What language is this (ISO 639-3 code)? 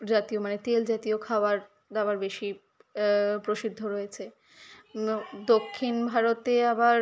ben